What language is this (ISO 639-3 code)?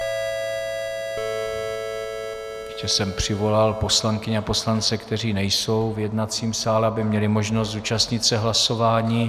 ces